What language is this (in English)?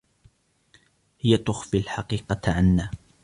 Arabic